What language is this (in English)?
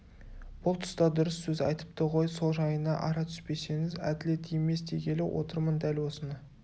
Kazakh